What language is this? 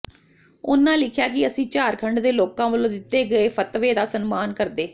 Punjabi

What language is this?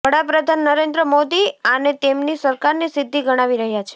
Gujarati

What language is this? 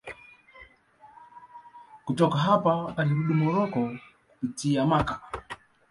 Swahili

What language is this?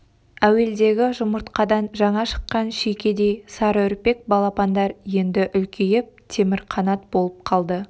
Kazakh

